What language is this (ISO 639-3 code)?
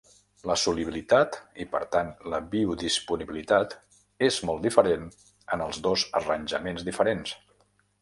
cat